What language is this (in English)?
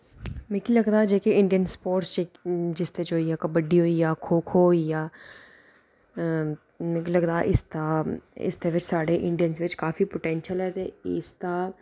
Dogri